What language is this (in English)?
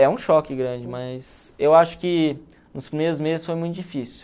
Portuguese